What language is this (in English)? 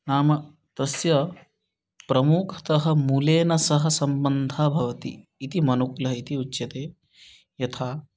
Sanskrit